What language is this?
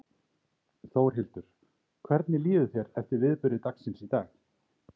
Icelandic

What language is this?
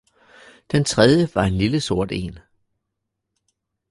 Danish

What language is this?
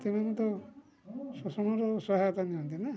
Odia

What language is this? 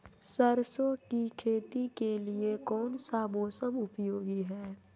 Magahi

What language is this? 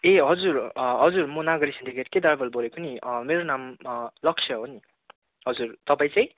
Nepali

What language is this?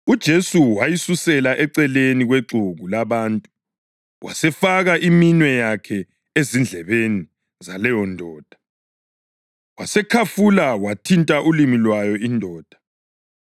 North Ndebele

